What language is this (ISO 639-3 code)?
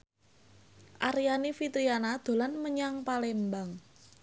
jav